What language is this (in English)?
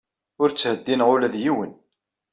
Kabyle